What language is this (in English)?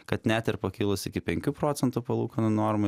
Lithuanian